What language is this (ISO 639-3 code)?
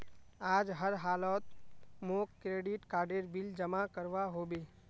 mag